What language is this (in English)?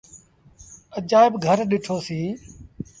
Sindhi Bhil